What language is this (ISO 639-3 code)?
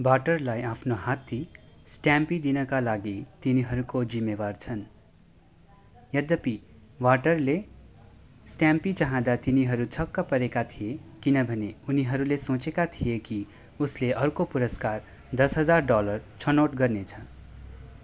nep